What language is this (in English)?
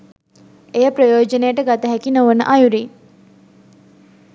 Sinhala